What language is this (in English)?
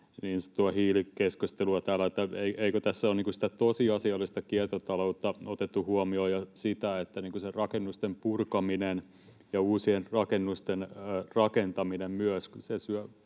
Finnish